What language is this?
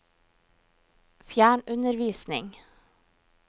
Norwegian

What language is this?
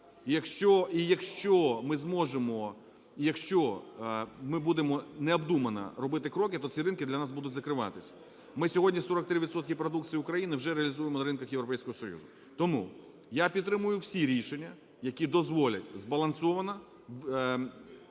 Ukrainian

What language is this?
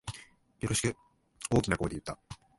Japanese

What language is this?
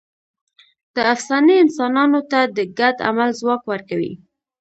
Pashto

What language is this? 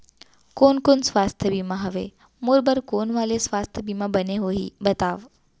Chhattisgarhi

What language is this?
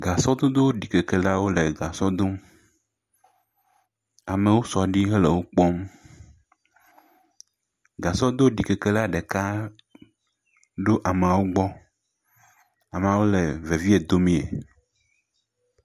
Ewe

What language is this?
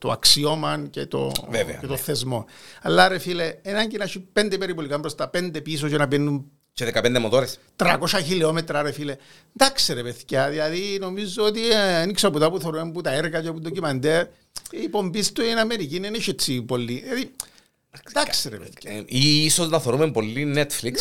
Greek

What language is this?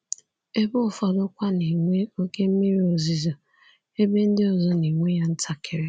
Igbo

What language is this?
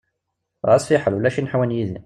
Kabyle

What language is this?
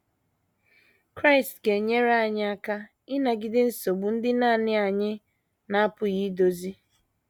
Igbo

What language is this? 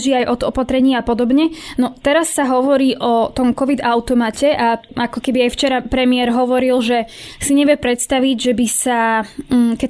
Slovak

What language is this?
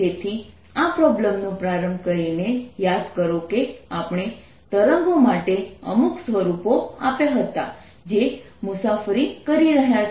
Gujarati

